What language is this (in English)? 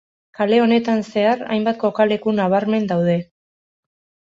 Basque